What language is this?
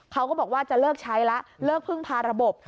Thai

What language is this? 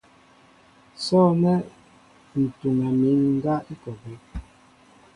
Mbo (Cameroon)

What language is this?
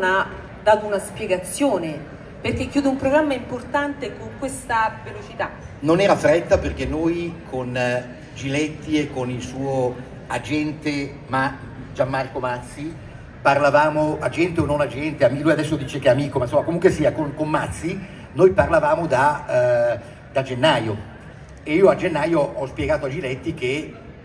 Italian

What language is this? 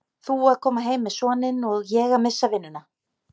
Icelandic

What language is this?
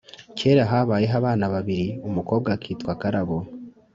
Kinyarwanda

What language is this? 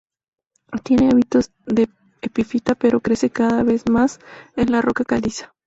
Spanish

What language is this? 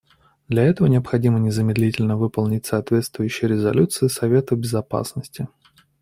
Russian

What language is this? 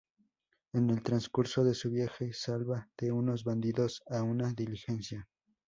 Spanish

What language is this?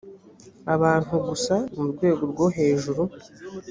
Kinyarwanda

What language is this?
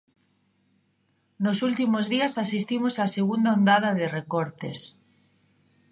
Galician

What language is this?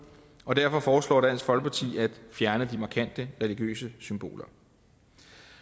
Danish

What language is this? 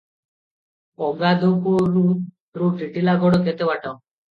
Odia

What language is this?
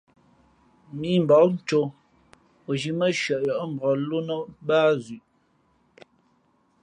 Fe'fe'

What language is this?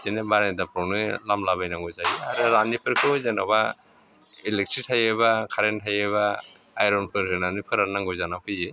Bodo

